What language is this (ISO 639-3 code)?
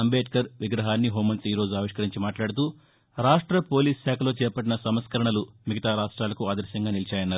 tel